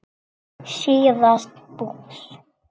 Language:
Icelandic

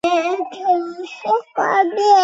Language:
Chinese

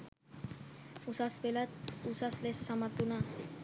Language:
Sinhala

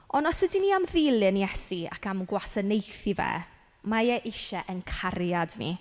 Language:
Welsh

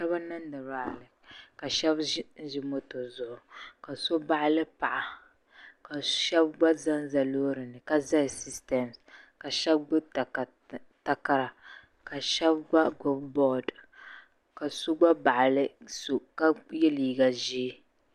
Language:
Dagbani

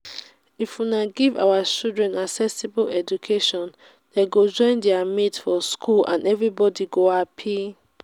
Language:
Nigerian Pidgin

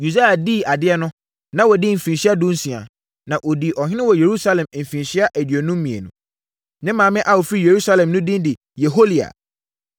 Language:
Akan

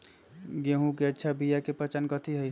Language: Magahi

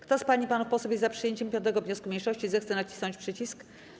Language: Polish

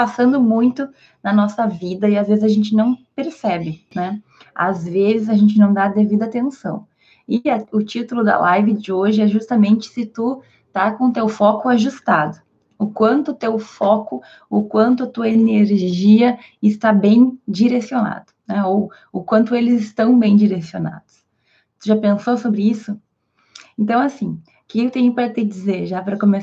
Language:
Portuguese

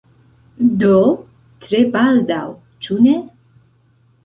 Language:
Esperanto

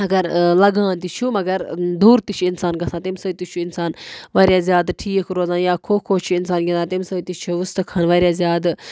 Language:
Kashmiri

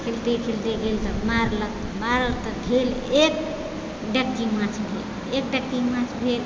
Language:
Maithili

